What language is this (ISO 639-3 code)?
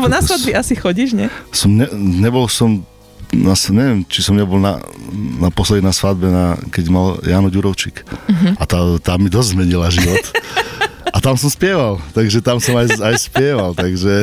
slk